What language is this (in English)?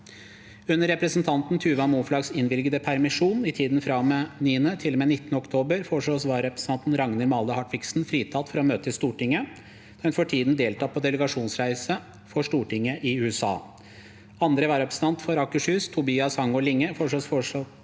Norwegian